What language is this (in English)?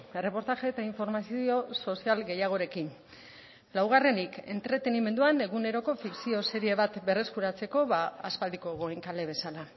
Basque